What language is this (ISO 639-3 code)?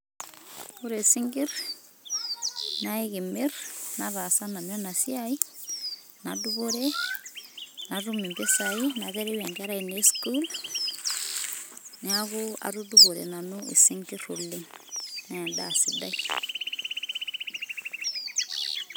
mas